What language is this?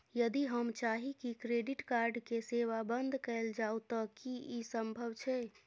Maithili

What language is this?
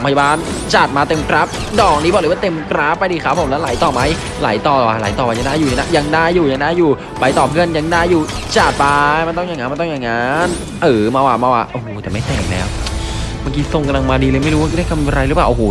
Thai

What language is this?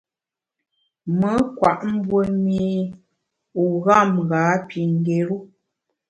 Bamun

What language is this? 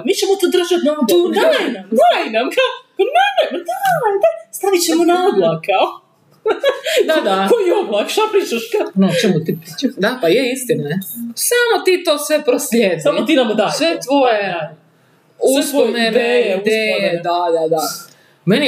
Croatian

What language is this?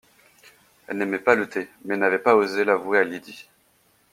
French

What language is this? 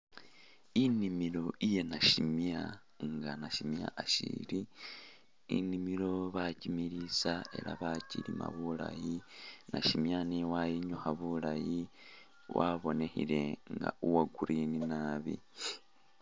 Masaaba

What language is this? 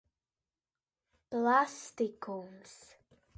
Latvian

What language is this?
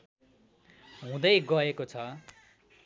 Nepali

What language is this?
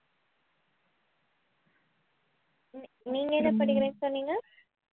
Tamil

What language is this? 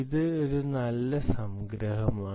Malayalam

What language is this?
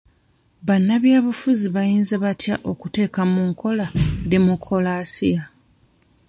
Ganda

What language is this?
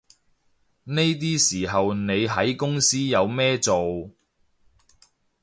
Cantonese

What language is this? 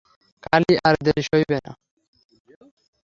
Bangla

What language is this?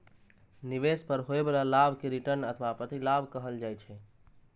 Maithili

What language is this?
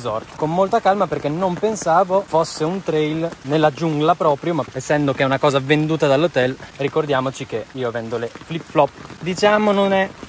Italian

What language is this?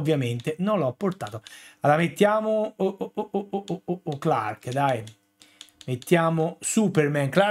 Italian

